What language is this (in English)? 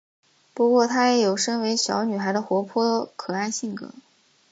Chinese